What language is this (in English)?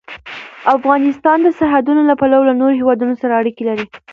Pashto